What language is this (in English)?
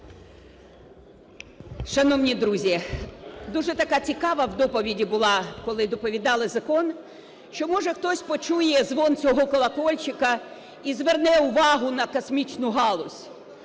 Ukrainian